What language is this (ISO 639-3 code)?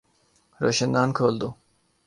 urd